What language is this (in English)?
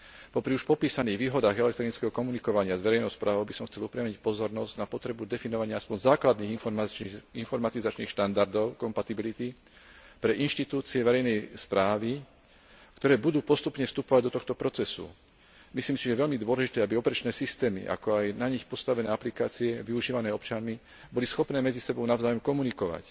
Slovak